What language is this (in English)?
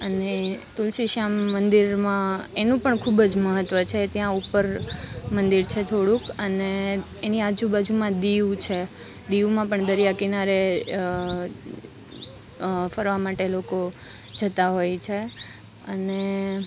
Gujarati